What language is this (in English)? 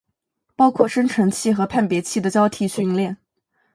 Chinese